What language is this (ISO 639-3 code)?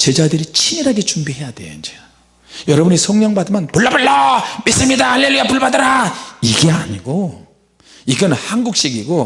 kor